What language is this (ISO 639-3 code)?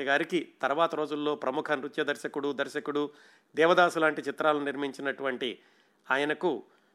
tel